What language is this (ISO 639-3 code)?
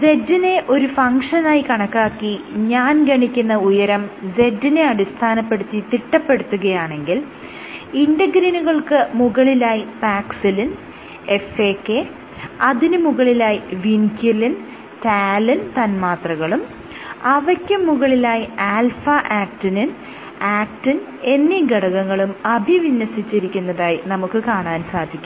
mal